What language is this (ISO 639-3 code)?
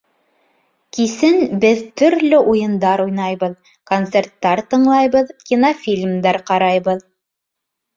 bak